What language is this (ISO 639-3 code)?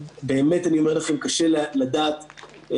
heb